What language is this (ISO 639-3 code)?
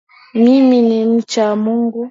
swa